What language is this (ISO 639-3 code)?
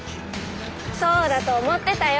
jpn